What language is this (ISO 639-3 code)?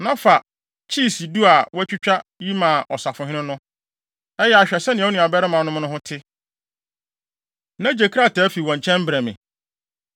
aka